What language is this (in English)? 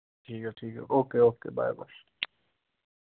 Dogri